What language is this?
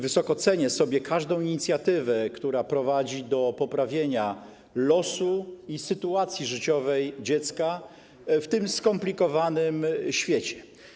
Polish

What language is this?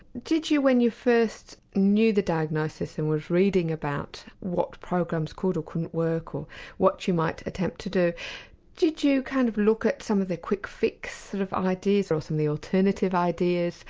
English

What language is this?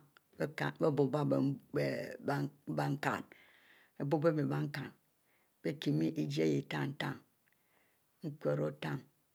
Mbe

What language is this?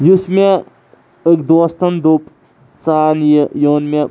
Kashmiri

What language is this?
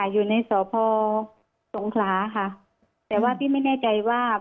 Thai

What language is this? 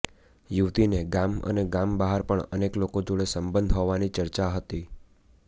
Gujarati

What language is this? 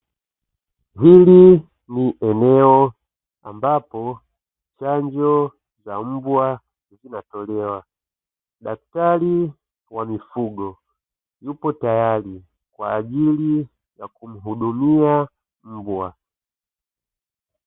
Swahili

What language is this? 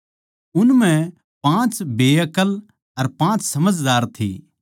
Haryanvi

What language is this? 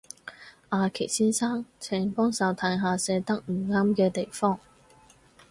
Cantonese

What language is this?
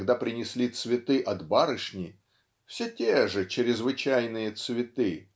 Russian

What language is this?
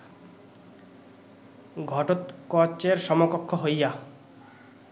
Bangla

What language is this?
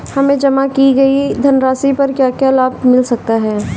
Hindi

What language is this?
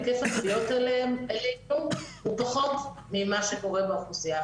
Hebrew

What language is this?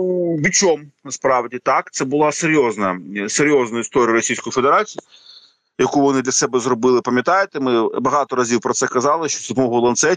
Ukrainian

